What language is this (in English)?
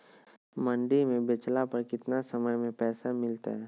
Magahi